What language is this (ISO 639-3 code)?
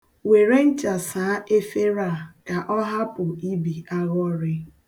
ibo